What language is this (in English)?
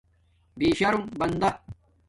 Domaaki